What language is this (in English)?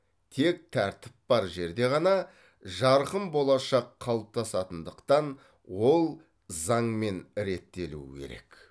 Kazakh